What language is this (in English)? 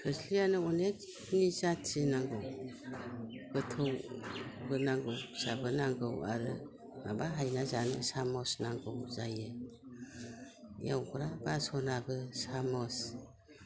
Bodo